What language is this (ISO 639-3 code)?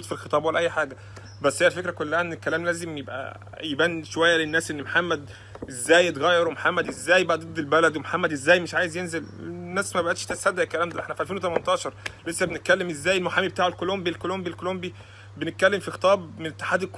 ara